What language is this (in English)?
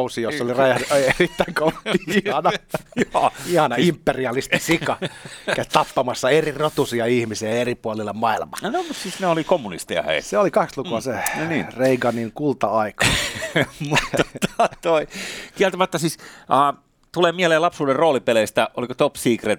Finnish